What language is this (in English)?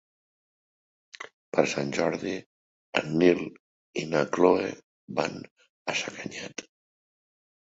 Catalan